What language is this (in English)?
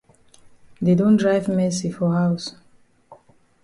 Cameroon Pidgin